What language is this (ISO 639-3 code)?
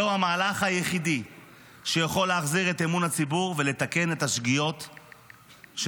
heb